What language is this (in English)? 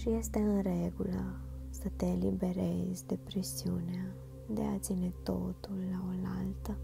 Romanian